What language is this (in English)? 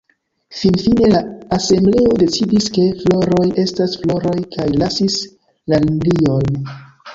Esperanto